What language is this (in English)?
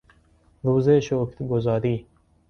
Persian